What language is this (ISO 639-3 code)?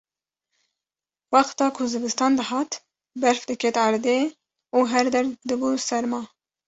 kur